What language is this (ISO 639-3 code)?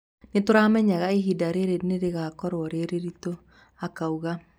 kik